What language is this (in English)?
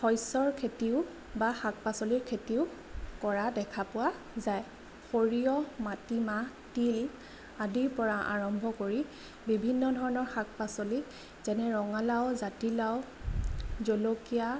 Assamese